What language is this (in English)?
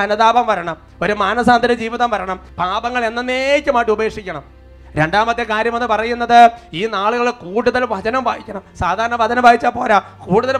Malayalam